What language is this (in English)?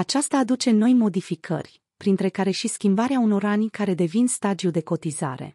Romanian